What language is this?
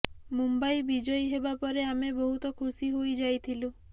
Odia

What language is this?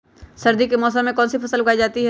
Magahi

